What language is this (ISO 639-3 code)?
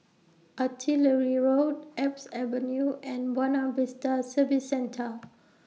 eng